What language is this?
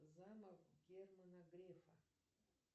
Russian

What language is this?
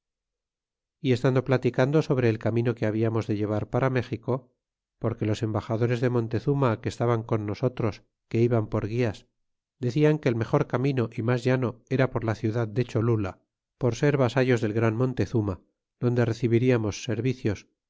Spanish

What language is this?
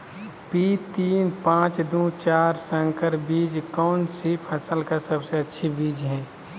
Magahi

